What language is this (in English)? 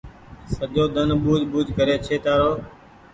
Goaria